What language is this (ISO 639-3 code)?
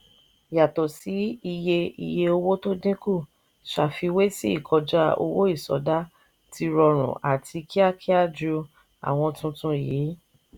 yor